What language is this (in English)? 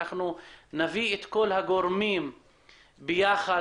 Hebrew